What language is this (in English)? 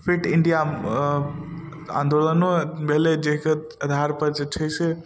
Maithili